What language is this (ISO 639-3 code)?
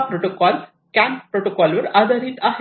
mar